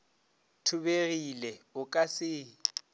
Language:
Northern Sotho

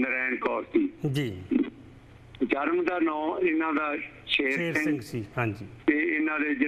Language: Hindi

